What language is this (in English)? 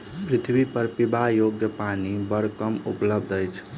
Maithili